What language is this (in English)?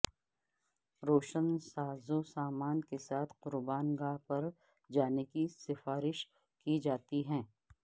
Urdu